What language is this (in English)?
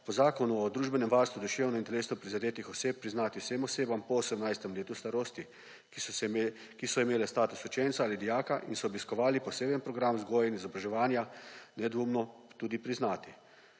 Slovenian